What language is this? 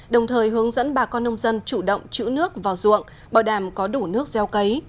Vietnamese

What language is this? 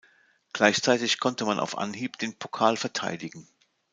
German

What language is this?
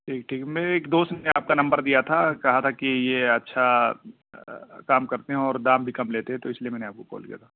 Urdu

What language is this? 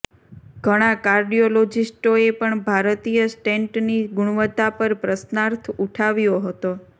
Gujarati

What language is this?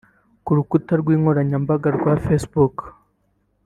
Kinyarwanda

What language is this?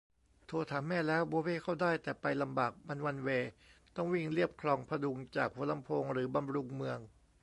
Thai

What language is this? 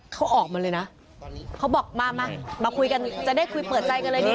Thai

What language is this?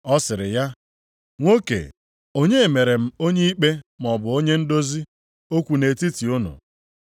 Igbo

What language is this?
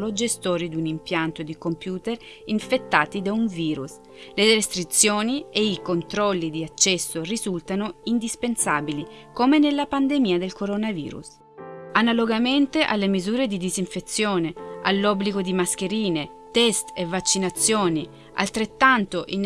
Italian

